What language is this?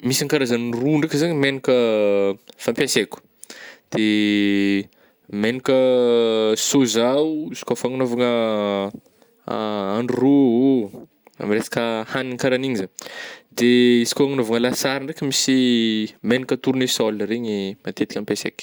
Northern Betsimisaraka Malagasy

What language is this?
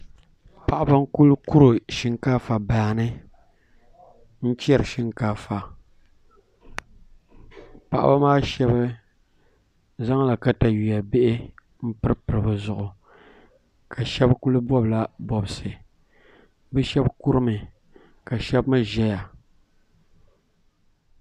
Dagbani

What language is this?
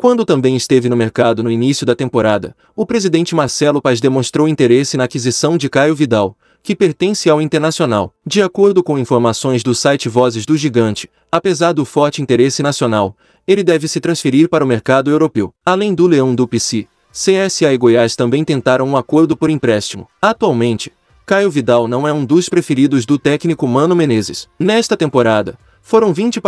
Portuguese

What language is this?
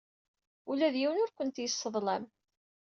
Kabyle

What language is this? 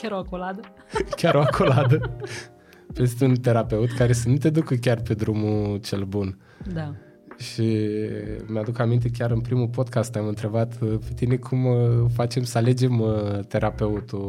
Romanian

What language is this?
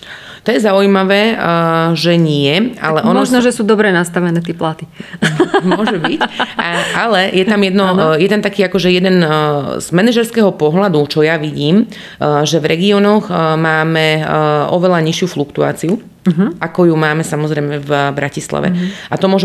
Slovak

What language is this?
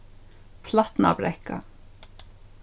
Faroese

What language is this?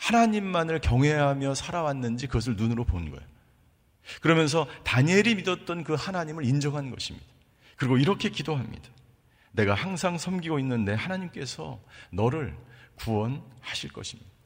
Korean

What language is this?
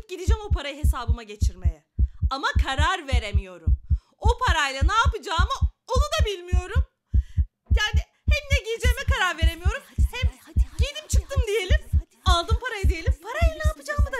Turkish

